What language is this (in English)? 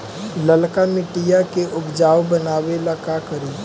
Magahi